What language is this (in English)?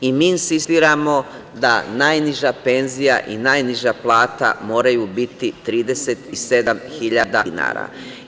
Serbian